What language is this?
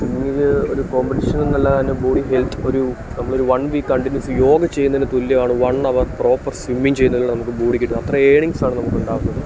Malayalam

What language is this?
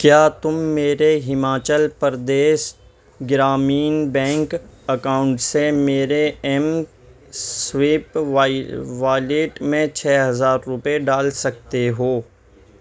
Urdu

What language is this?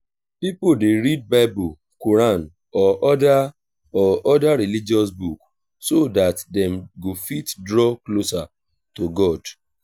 Nigerian Pidgin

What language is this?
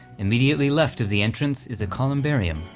English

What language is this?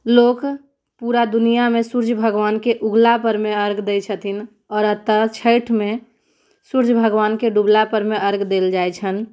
Maithili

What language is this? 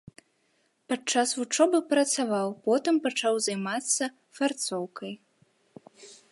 Belarusian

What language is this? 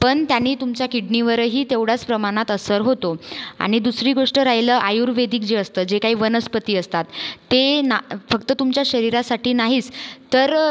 Marathi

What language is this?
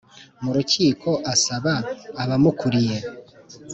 Kinyarwanda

